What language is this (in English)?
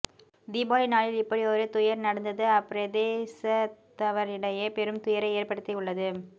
Tamil